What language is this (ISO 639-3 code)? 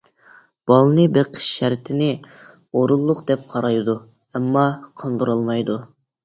uig